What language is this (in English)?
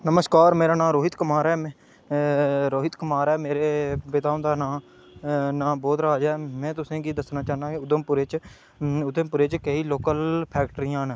Dogri